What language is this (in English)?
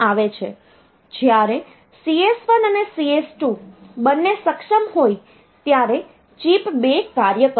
Gujarati